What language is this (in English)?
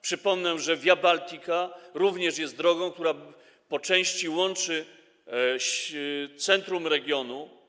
Polish